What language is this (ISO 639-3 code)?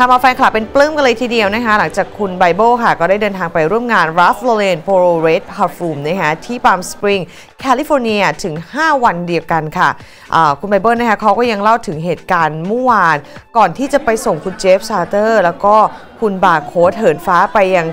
tha